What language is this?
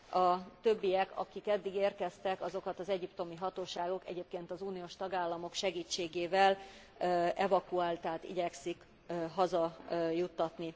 Hungarian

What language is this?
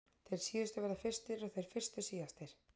Icelandic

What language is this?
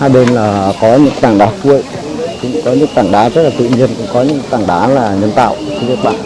Vietnamese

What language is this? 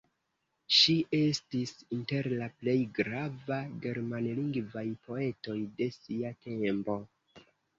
Esperanto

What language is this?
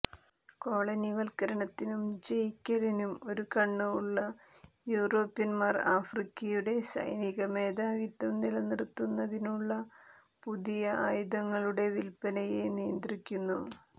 Malayalam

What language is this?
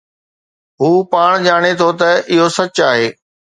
Sindhi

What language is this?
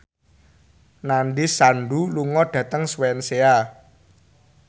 Javanese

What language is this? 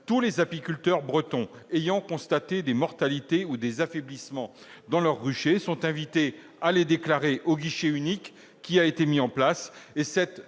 French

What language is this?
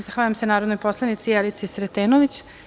Serbian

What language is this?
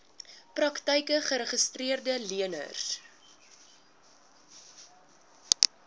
Afrikaans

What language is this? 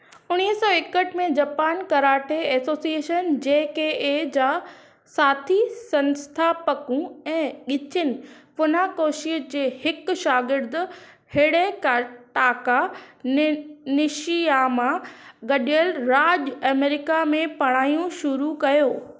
Sindhi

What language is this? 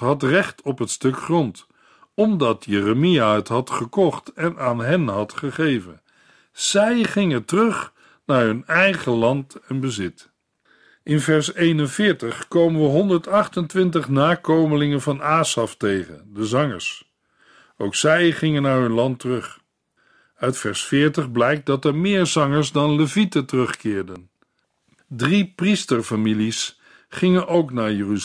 Dutch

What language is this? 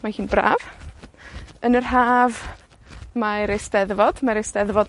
Welsh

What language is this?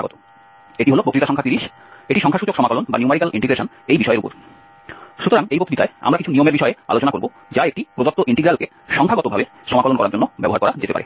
Bangla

